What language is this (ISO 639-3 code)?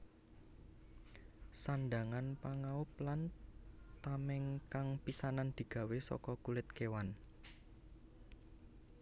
jav